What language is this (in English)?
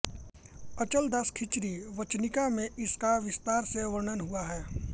Hindi